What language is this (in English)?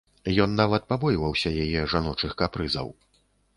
Belarusian